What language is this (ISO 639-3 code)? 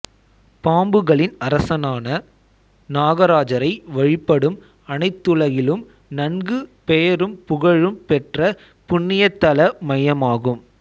tam